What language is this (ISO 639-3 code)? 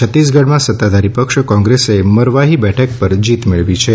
guj